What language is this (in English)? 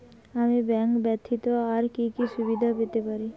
Bangla